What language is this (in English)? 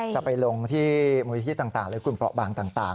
Thai